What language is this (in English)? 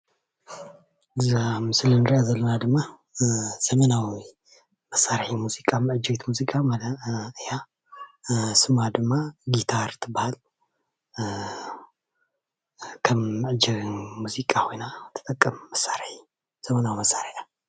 Tigrinya